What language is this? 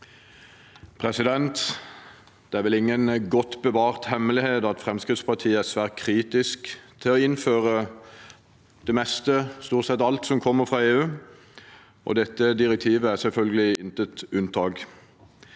Norwegian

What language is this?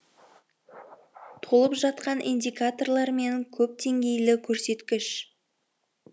Kazakh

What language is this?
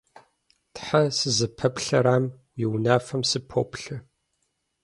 Kabardian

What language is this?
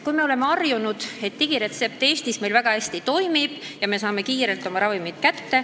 Estonian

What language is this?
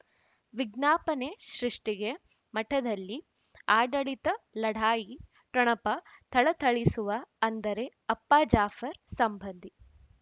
Kannada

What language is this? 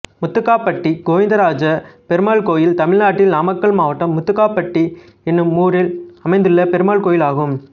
Tamil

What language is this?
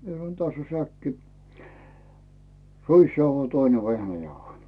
Finnish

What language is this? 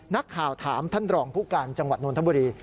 Thai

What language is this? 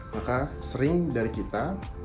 Indonesian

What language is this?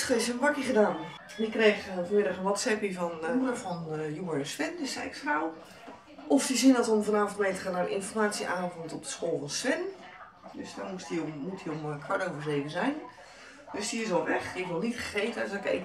Dutch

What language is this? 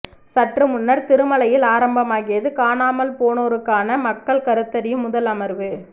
Tamil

